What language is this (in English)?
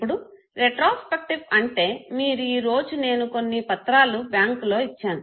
Telugu